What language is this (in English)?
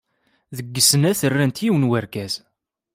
Kabyle